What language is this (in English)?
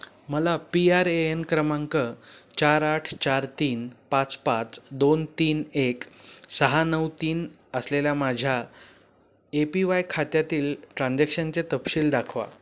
Marathi